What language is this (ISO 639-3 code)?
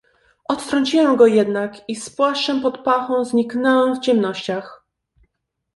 pol